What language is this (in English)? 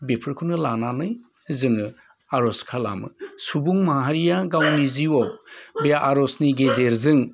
Bodo